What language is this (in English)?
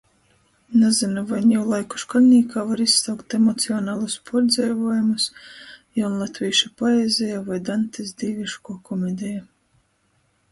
Latgalian